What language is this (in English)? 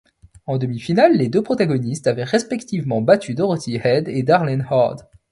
French